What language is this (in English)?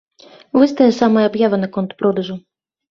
Belarusian